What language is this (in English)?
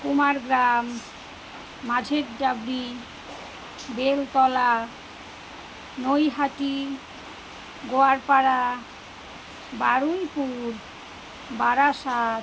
Bangla